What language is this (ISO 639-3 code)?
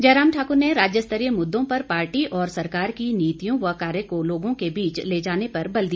hin